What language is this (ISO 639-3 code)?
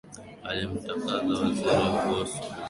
swa